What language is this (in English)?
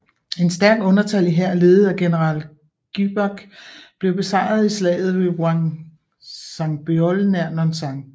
Danish